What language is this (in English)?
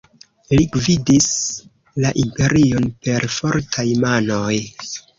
Esperanto